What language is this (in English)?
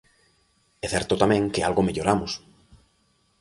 Galician